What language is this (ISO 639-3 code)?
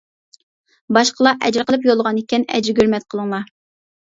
uig